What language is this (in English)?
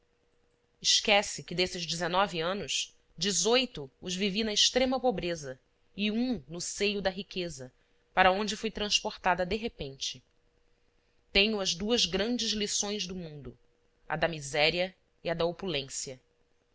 Portuguese